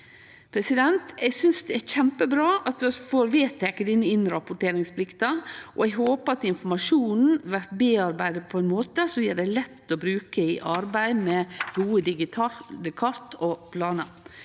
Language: Norwegian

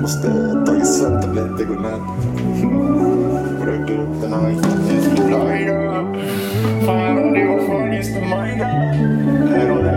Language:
Swedish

